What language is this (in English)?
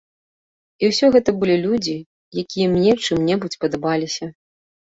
Belarusian